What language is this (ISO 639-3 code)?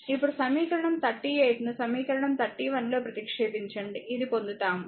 tel